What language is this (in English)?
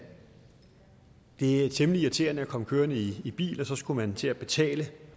Danish